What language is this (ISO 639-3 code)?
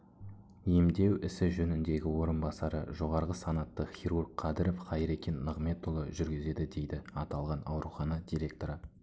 kaz